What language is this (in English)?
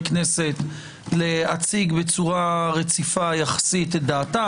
Hebrew